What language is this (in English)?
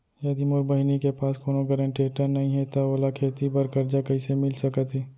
Chhattisgarhi